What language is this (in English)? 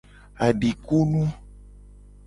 Gen